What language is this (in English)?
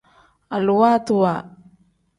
Tem